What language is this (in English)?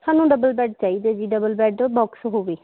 Punjabi